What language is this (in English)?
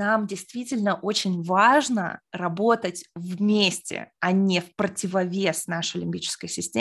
Russian